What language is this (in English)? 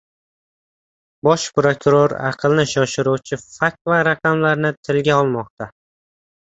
Uzbek